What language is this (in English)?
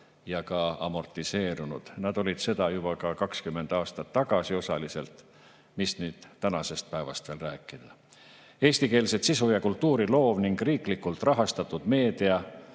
Estonian